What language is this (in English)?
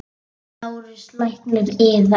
Icelandic